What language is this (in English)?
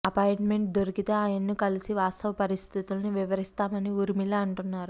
Telugu